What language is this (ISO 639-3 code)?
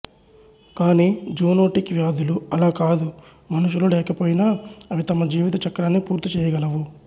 tel